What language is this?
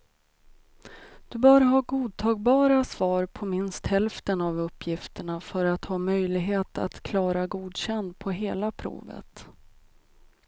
Swedish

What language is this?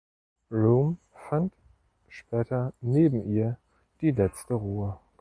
German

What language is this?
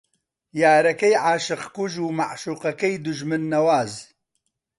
Central Kurdish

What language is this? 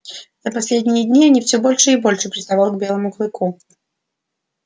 Russian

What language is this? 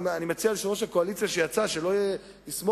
Hebrew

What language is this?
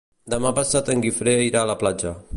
Catalan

